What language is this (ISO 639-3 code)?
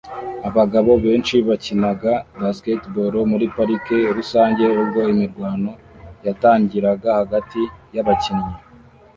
kin